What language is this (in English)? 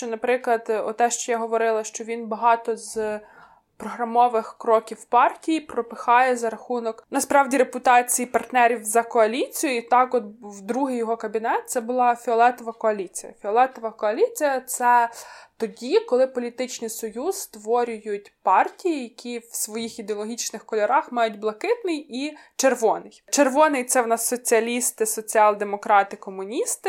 Ukrainian